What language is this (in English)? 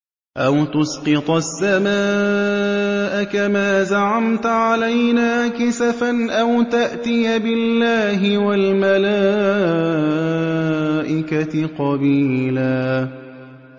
Arabic